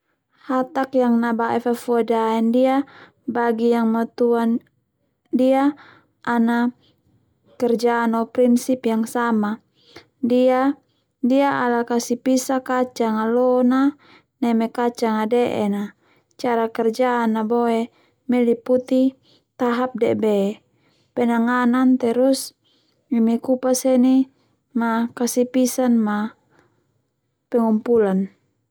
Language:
Termanu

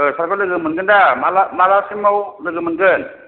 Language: Bodo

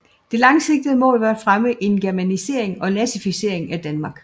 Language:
Danish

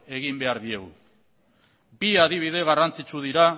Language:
Basque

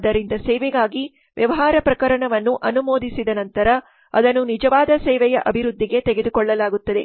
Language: Kannada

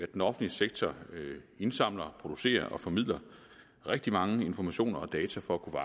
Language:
Danish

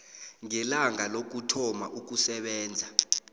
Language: South Ndebele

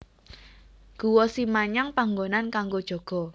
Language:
Javanese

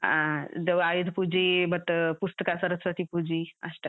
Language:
Kannada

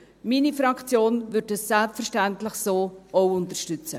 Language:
Swiss German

